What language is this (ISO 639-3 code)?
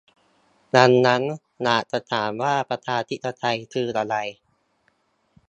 tha